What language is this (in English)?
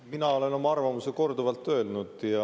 Estonian